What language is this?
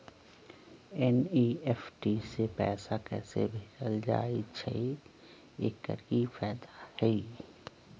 Magahi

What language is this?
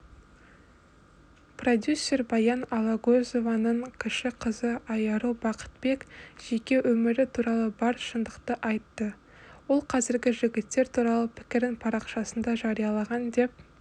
Kazakh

